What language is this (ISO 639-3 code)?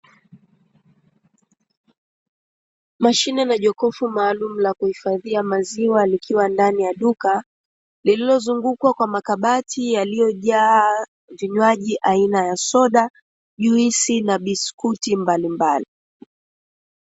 swa